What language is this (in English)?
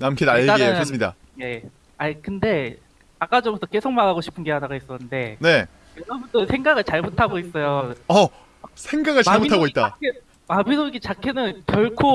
Korean